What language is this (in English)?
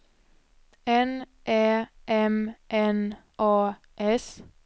Swedish